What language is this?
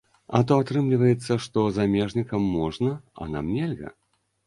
Belarusian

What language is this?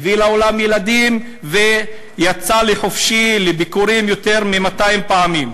Hebrew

